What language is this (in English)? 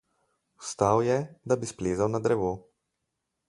Slovenian